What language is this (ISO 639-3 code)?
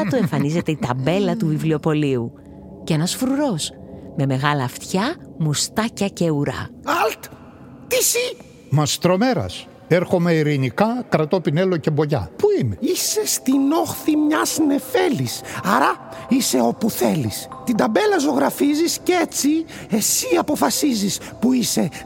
ell